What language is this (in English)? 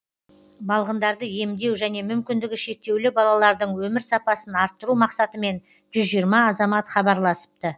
Kazakh